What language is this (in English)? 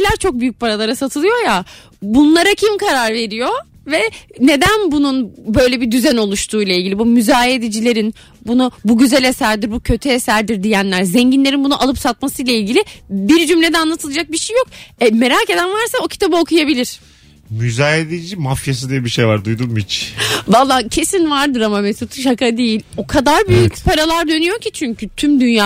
Turkish